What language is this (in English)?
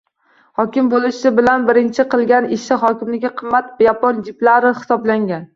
Uzbek